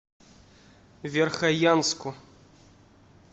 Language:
Russian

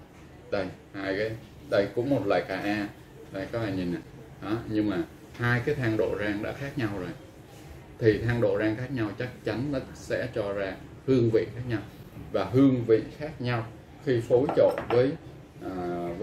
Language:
Vietnamese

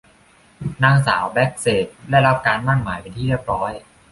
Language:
Thai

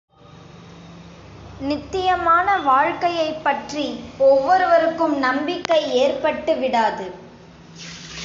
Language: Tamil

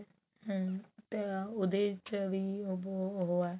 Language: Punjabi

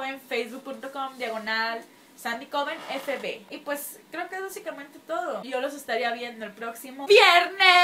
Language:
Spanish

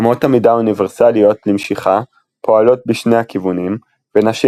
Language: Hebrew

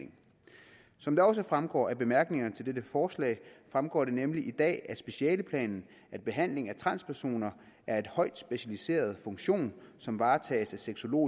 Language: Danish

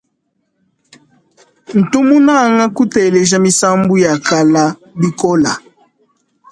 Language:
Luba-Lulua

